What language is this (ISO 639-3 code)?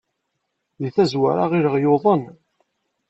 kab